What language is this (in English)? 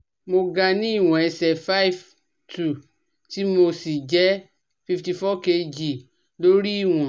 Yoruba